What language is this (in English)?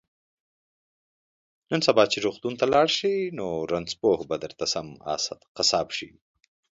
Pashto